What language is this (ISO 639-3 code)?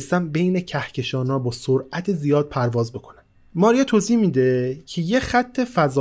fas